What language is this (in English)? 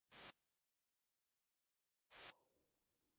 Divehi